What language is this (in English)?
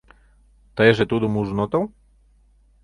Mari